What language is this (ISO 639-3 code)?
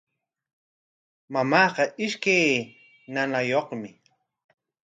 qwa